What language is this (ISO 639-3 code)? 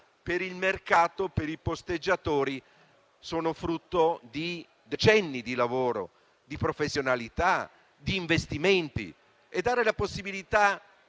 ita